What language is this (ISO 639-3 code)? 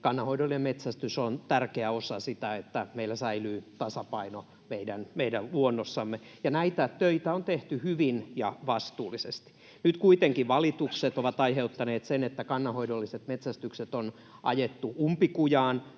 fin